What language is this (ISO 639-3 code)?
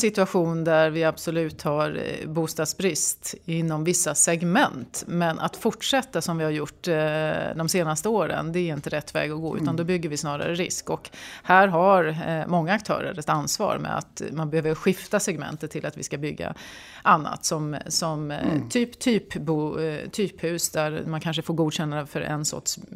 swe